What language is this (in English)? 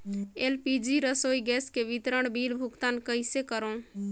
Chhattisgarhi